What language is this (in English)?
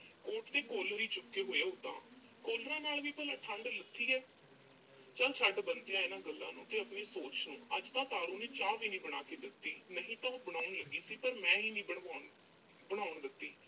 Punjabi